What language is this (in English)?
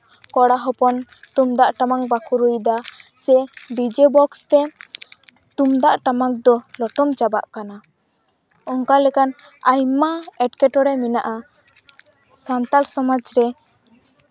Santali